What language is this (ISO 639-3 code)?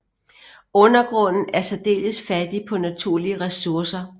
dan